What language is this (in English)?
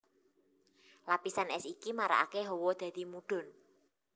Javanese